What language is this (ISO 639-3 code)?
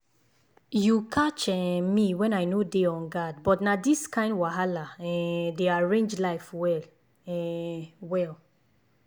pcm